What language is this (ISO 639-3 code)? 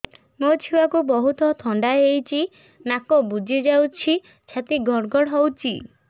ori